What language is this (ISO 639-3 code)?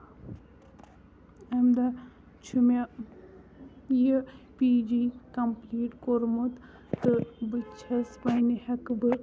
kas